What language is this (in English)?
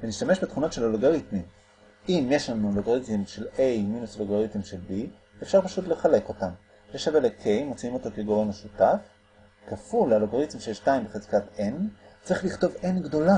Hebrew